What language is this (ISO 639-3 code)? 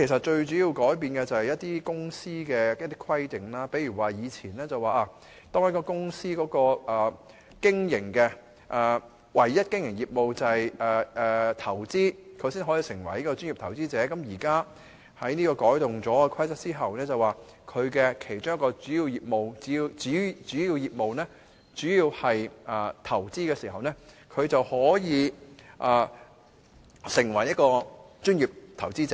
yue